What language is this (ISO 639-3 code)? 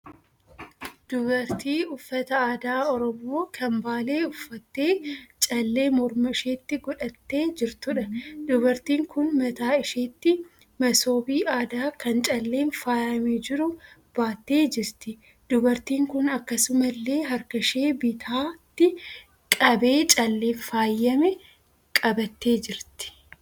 orm